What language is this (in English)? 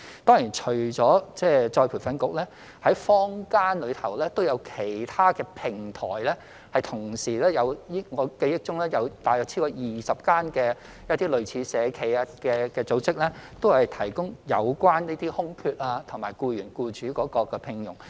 Cantonese